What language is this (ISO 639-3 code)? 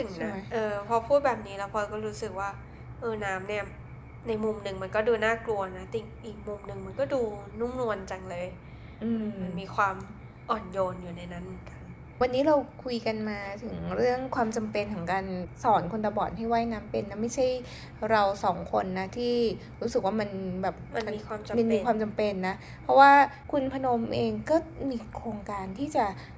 tha